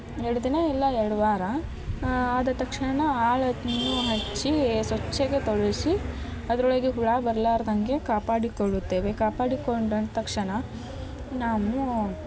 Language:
Kannada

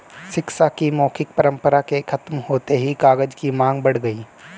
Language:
Hindi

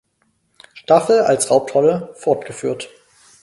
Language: German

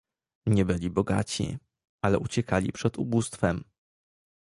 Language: Polish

